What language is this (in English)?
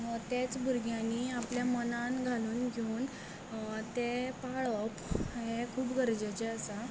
Konkani